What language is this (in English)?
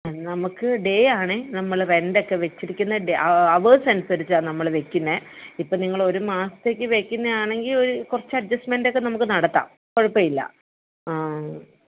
Malayalam